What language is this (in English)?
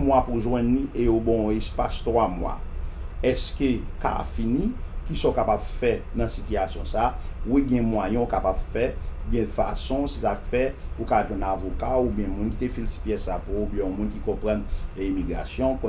French